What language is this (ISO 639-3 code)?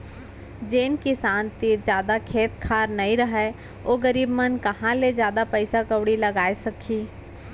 hne